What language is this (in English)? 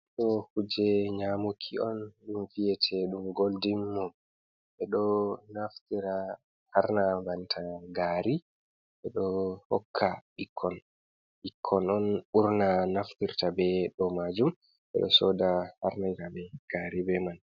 Fula